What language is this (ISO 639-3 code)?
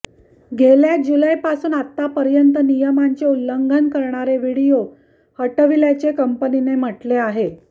mar